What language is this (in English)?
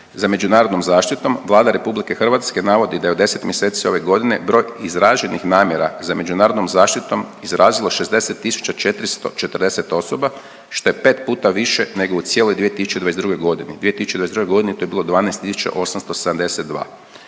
Croatian